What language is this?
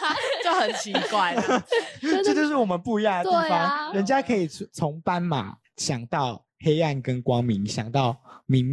Chinese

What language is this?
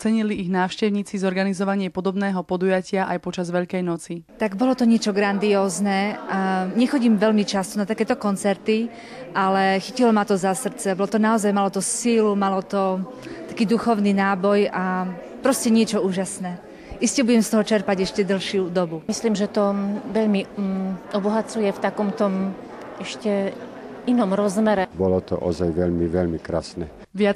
Slovak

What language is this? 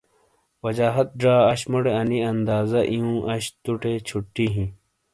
Shina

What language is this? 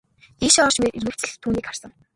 Mongolian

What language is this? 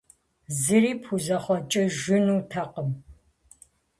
Kabardian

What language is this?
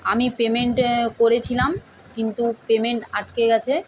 Bangla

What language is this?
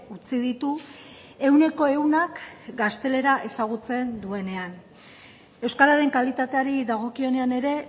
Basque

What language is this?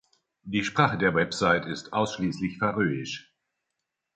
German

